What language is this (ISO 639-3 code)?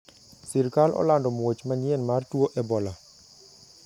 luo